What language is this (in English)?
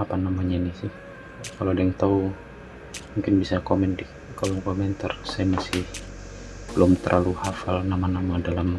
Indonesian